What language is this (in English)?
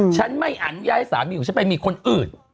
Thai